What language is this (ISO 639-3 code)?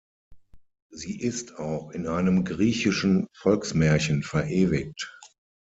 deu